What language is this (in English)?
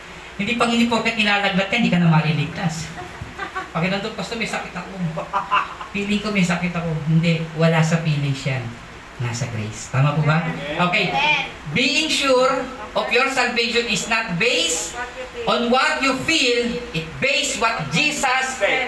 Filipino